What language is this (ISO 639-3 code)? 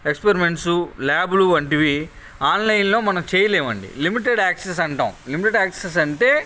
tel